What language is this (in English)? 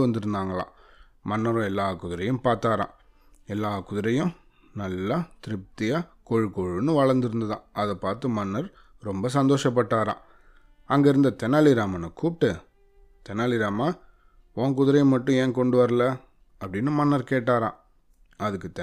Tamil